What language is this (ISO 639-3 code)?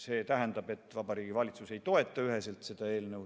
est